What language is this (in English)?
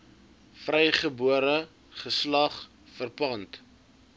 Afrikaans